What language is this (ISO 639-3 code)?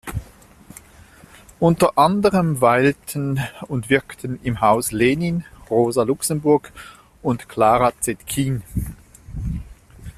deu